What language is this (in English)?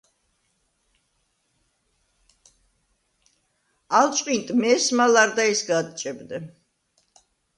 Svan